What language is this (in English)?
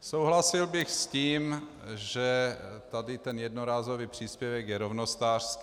Czech